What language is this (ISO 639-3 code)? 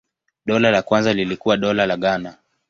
swa